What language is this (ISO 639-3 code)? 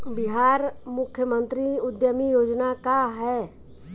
bho